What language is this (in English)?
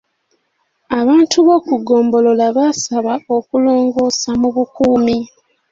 Ganda